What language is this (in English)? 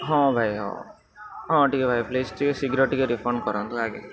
Odia